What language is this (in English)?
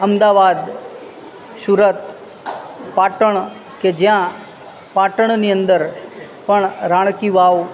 Gujarati